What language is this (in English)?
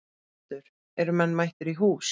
Icelandic